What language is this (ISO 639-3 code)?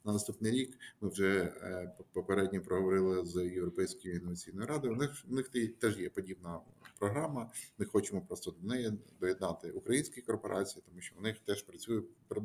ukr